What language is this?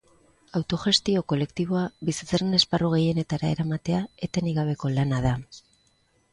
Basque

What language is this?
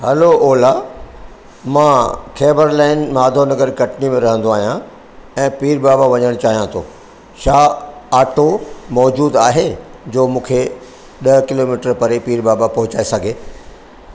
Sindhi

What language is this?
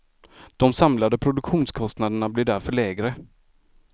Swedish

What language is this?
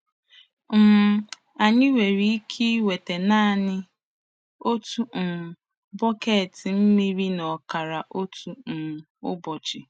Igbo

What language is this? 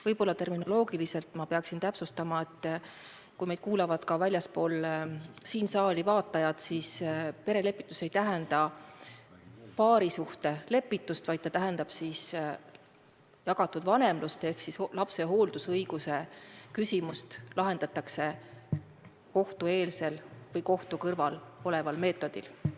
Estonian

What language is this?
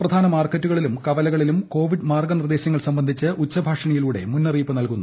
Malayalam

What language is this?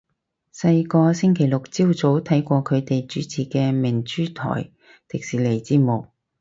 Cantonese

